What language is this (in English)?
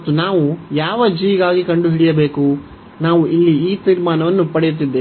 Kannada